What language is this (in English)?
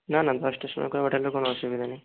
Bangla